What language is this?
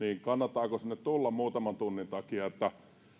Finnish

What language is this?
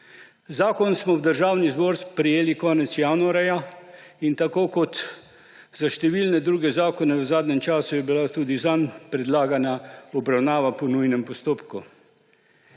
Slovenian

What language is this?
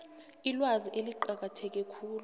South Ndebele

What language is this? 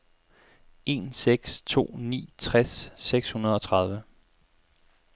Danish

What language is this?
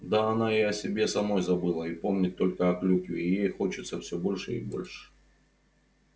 Russian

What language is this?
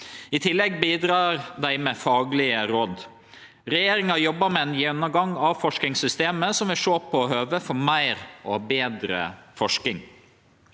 Norwegian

